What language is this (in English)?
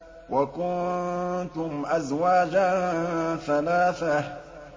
Arabic